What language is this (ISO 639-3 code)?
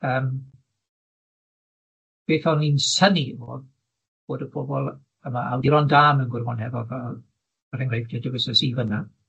cym